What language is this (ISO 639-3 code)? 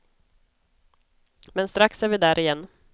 swe